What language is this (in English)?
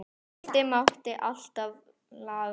Icelandic